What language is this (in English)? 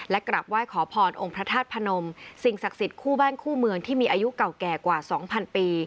Thai